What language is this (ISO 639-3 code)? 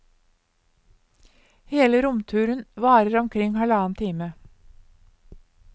nor